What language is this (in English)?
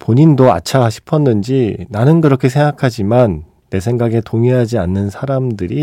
Korean